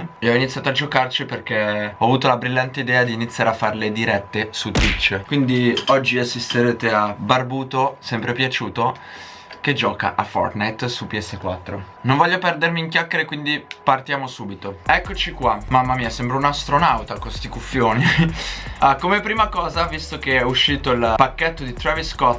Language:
Italian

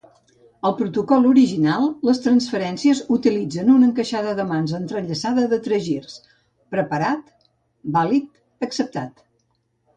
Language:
Catalan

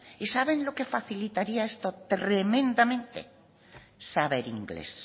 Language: Spanish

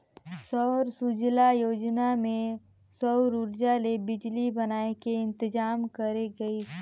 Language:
Chhattisgarhi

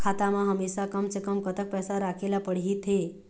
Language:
Chhattisgarhi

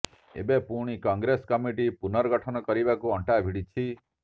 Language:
Odia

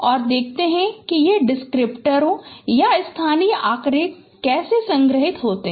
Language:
Hindi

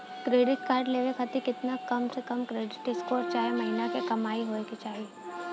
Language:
Bhojpuri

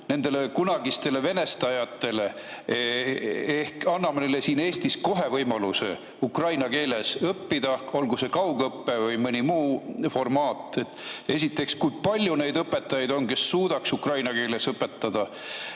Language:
Estonian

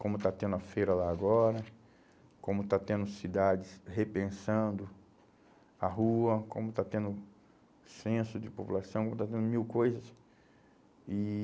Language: Portuguese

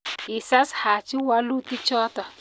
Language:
Kalenjin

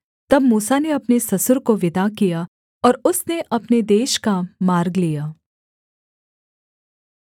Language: Hindi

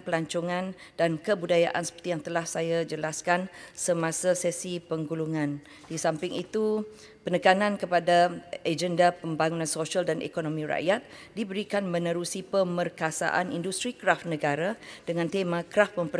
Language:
Malay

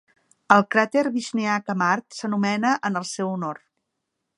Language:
Catalan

